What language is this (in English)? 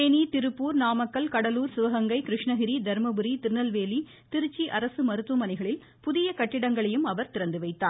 Tamil